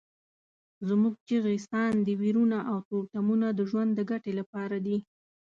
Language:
Pashto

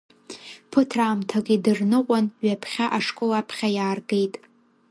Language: Abkhazian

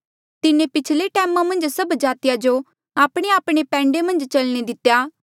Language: Mandeali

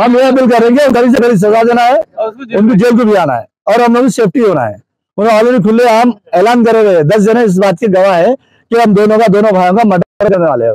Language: Hindi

